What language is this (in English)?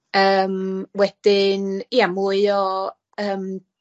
Welsh